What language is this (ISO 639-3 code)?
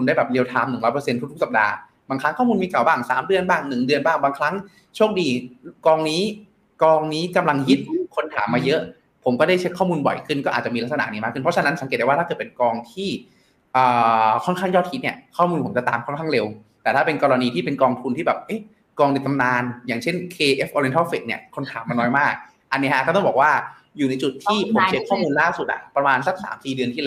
tha